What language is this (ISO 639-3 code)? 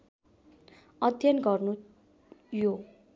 nep